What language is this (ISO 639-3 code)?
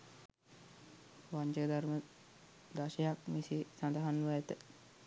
sin